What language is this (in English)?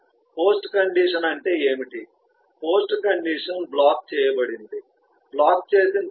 Telugu